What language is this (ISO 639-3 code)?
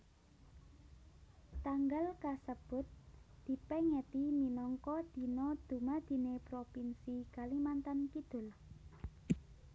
jav